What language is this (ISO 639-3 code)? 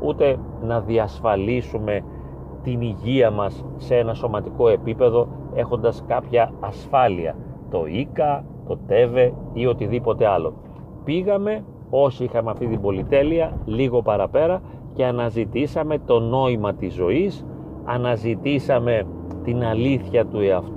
ell